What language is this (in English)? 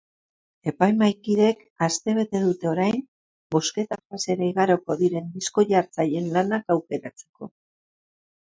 Basque